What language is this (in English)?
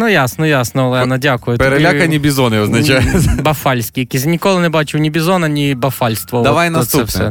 Ukrainian